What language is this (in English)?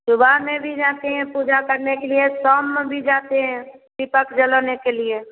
Hindi